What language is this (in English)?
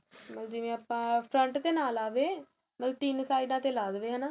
Punjabi